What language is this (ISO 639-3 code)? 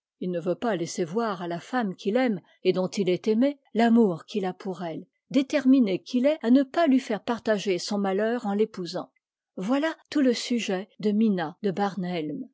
fra